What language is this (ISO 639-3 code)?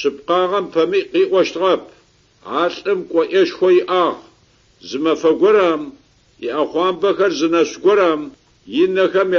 ara